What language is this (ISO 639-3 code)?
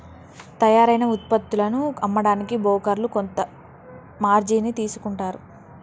tel